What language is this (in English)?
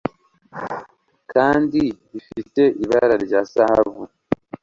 Kinyarwanda